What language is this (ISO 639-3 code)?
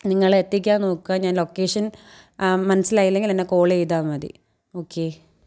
mal